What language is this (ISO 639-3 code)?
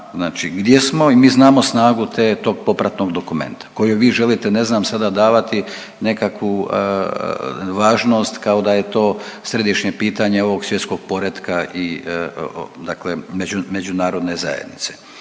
hrv